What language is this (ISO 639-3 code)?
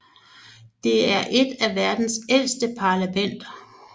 dan